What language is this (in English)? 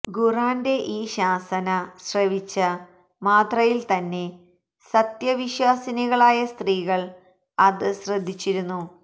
Malayalam